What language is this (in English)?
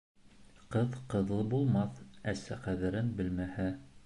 Bashkir